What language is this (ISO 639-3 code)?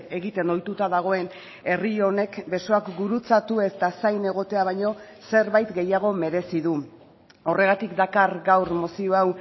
eus